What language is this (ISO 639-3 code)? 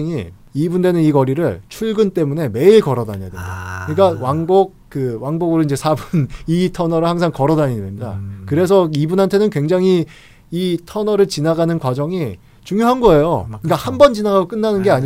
kor